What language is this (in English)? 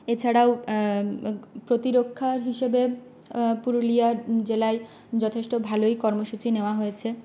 Bangla